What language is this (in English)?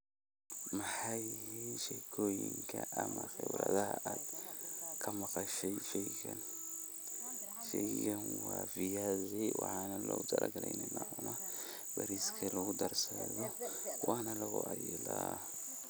Somali